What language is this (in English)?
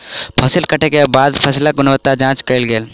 Maithili